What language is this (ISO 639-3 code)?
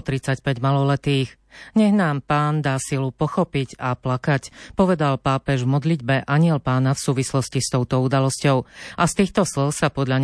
slk